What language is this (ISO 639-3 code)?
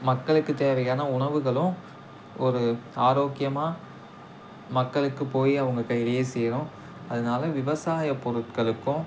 tam